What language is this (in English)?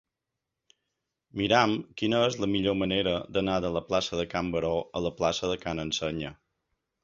Catalan